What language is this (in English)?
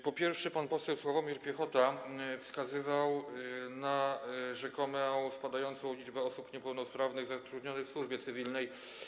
Polish